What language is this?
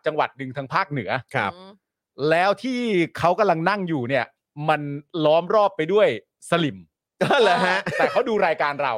Thai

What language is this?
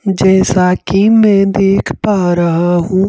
Hindi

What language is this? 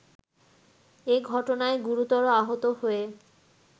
Bangla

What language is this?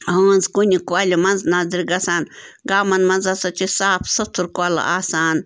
Kashmiri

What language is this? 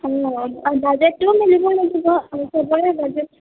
Assamese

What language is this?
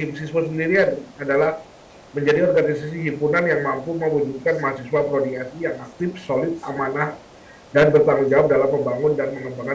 Indonesian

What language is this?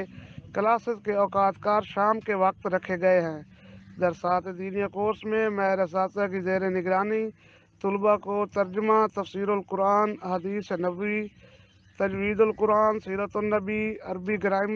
Urdu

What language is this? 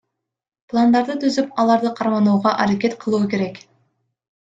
Kyrgyz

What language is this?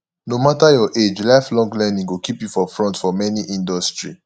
Nigerian Pidgin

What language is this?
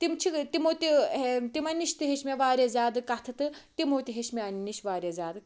Kashmiri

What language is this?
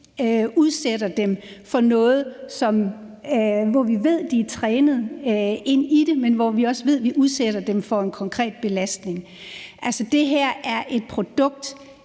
Danish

